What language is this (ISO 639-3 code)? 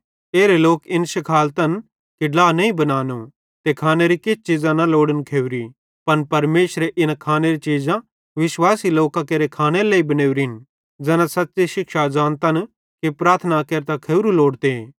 bhd